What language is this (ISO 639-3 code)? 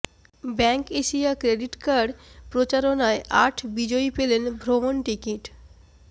ben